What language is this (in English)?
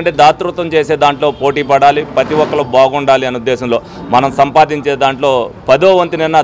Telugu